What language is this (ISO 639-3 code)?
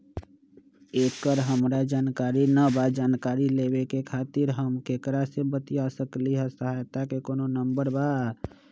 mag